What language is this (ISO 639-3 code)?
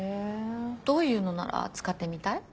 jpn